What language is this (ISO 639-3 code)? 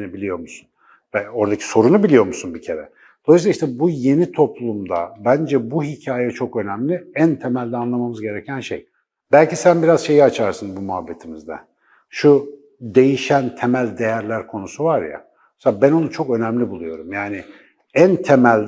tur